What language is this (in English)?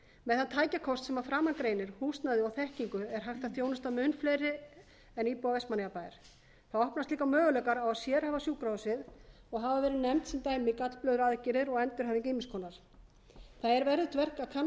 Icelandic